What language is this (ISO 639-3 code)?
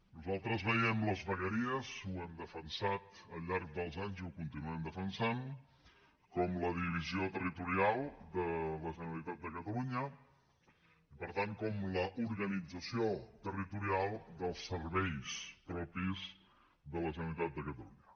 cat